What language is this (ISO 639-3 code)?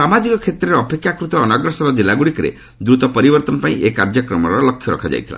ori